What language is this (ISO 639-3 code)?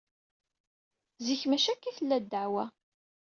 kab